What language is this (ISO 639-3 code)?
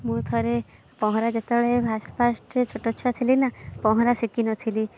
ori